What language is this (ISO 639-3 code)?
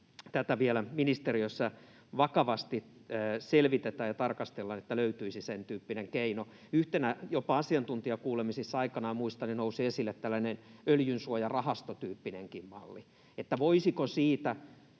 fin